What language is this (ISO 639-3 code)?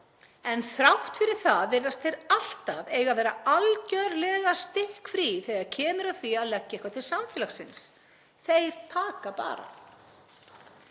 isl